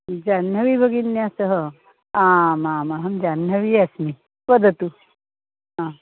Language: Sanskrit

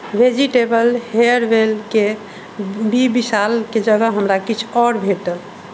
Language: Maithili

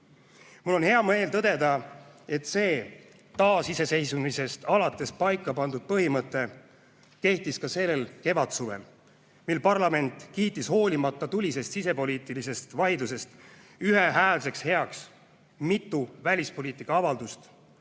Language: Estonian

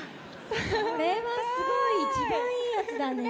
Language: Japanese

